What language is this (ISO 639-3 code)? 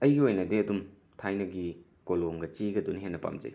mni